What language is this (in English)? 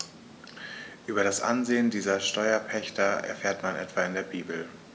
German